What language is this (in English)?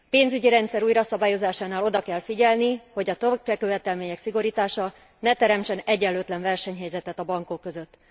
Hungarian